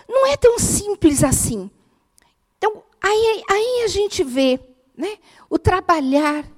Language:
Portuguese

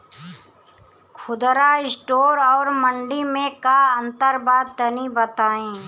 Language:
Bhojpuri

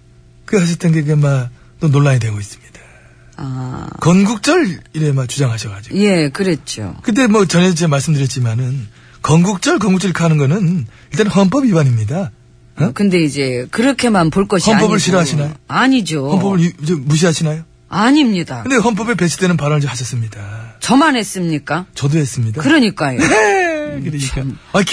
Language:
Korean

